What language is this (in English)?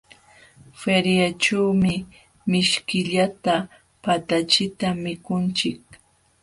Jauja Wanca Quechua